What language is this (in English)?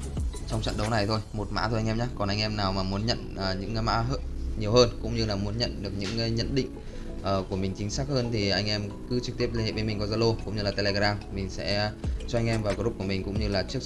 Vietnamese